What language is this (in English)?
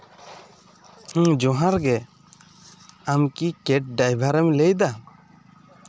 Santali